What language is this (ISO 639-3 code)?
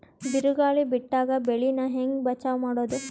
kan